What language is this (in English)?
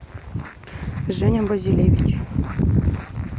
Russian